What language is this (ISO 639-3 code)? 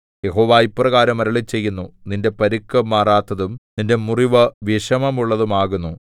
mal